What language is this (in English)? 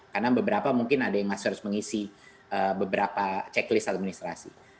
Indonesian